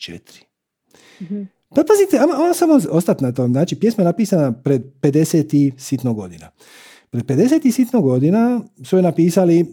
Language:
Croatian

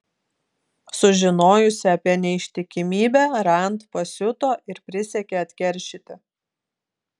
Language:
Lithuanian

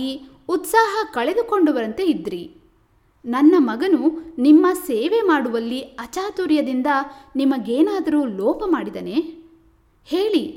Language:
Kannada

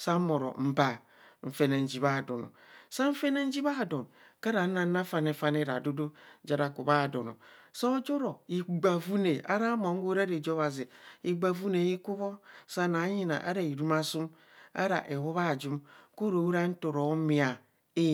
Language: Kohumono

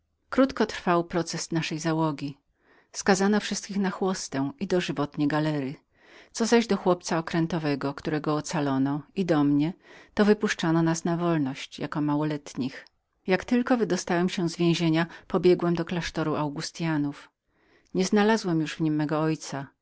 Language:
Polish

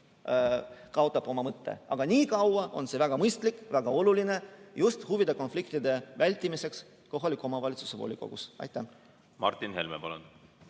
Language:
Estonian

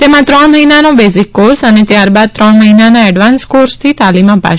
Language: Gujarati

